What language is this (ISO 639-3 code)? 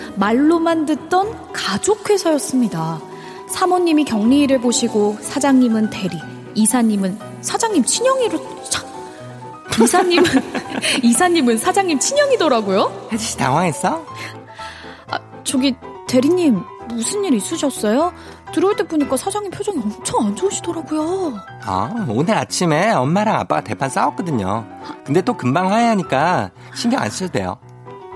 kor